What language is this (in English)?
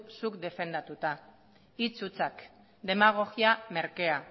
Basque